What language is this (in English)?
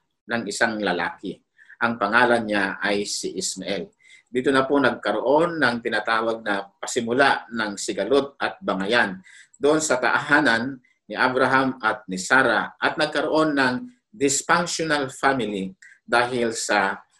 Filipino